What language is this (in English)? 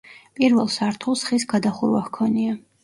Georgian